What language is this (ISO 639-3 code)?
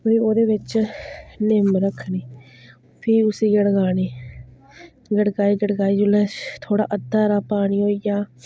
doi